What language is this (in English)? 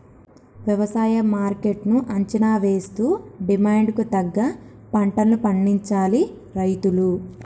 Telugu